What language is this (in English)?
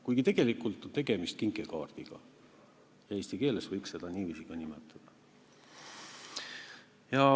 Estonian